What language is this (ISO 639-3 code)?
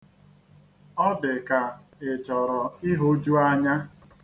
ibo